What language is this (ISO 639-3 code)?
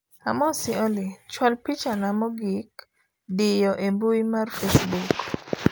luo